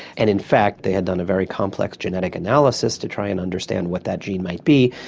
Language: English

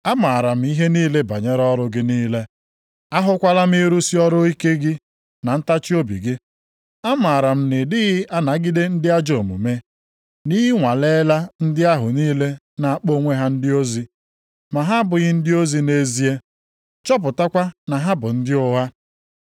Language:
Igbo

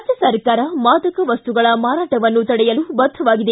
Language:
Kannada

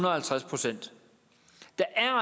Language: Danish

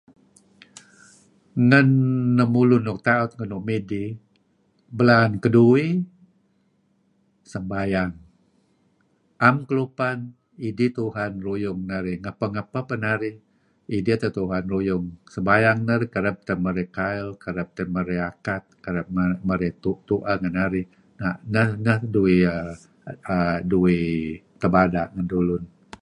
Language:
Kelabit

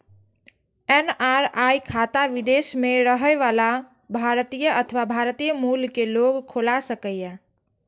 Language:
Maithili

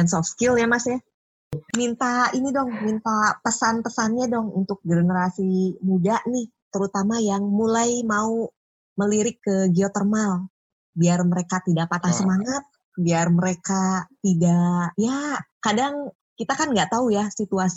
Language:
Indonesian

